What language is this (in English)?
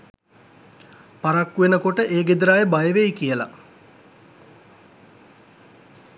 Sinhala